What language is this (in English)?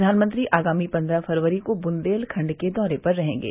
Hindi